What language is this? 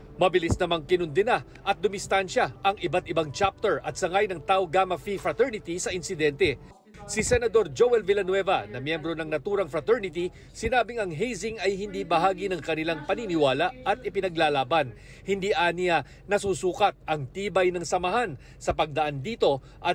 Filipino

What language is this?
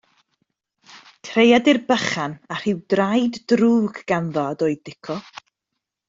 Welsh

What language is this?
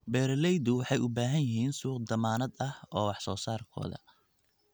Somali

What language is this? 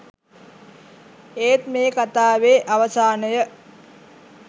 Sinhala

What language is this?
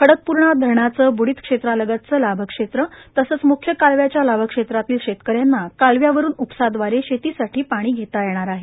Marathi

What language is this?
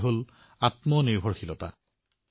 Assamese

